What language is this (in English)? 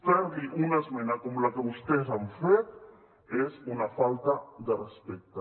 Catalan